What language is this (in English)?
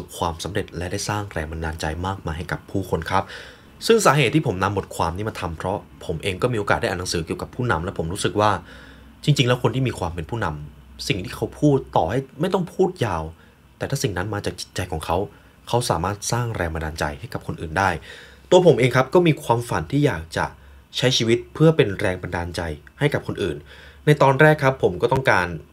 Thai